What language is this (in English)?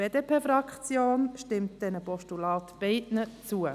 Swiss German